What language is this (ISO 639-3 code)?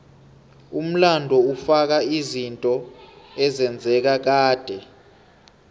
nbl